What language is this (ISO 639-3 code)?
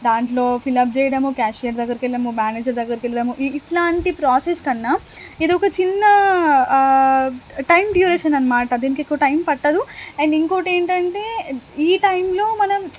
tel